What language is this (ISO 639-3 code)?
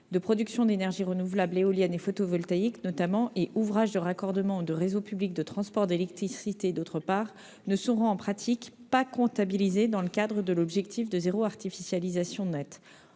fra